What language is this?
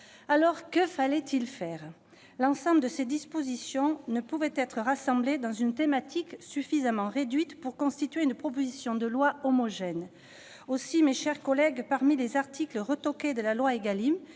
French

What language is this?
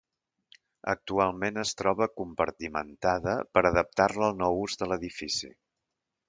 Catalan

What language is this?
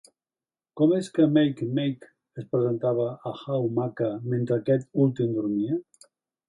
Catalan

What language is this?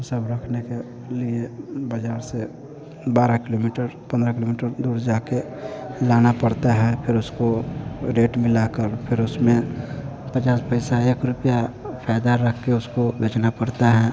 Hindi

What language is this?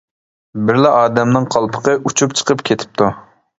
Uyghur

